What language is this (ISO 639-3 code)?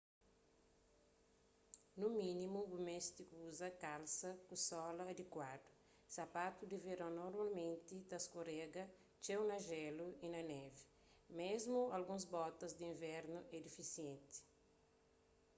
kea